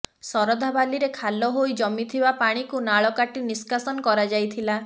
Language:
Odia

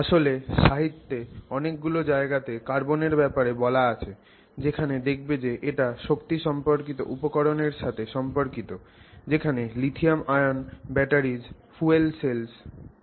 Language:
Bangla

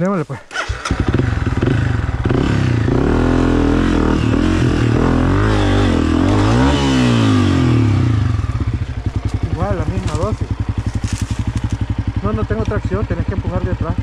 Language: Spanish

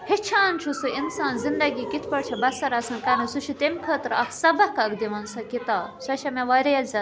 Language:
Kashmiri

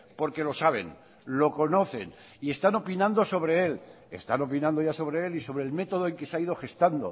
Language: Spanish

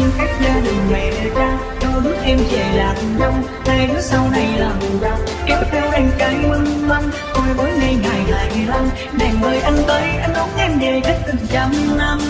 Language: Vietnamese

